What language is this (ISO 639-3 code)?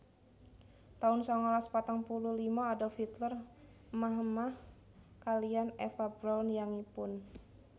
jav